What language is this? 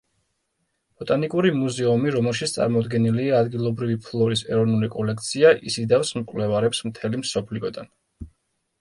Georgian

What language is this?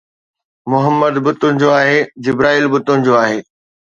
Sindhi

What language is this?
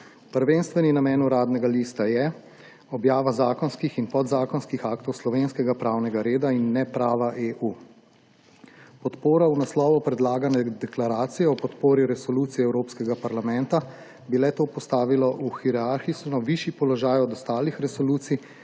Slovenian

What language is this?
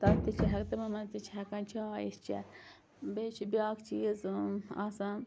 Kashmiri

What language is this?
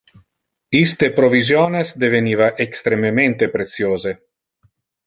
Interlingua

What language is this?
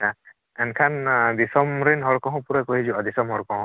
Santali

